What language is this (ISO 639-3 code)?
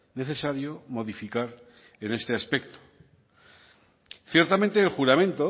spa